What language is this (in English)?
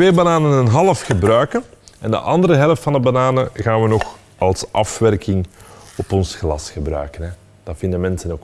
Dutch